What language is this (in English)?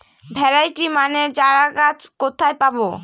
Bangla